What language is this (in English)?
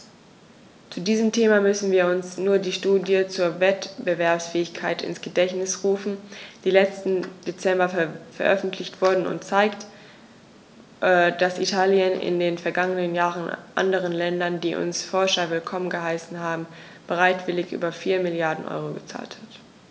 German